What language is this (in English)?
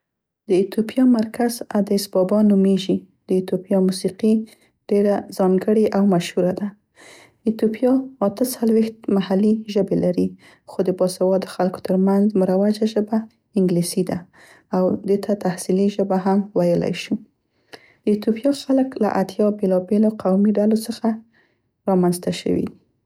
Central Pashto